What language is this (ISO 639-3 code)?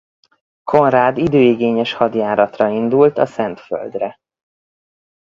hun